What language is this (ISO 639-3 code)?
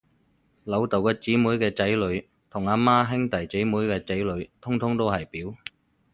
yue